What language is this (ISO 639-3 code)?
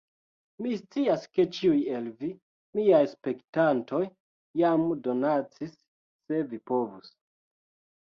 epo